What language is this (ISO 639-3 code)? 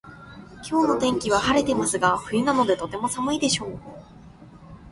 jpn